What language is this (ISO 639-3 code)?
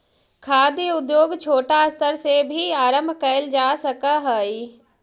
mag